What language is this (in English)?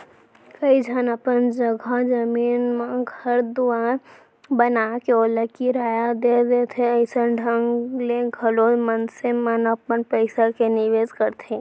Chhattisgarhi